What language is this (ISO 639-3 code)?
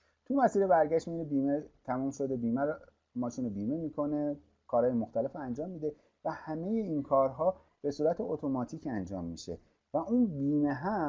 fas